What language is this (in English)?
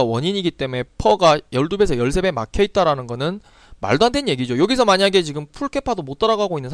Korean